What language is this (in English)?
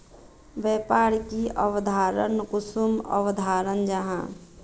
Magahi